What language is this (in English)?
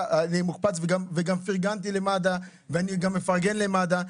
Hebrew